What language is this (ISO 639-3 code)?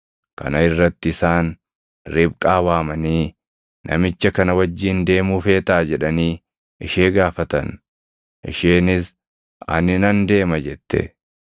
orm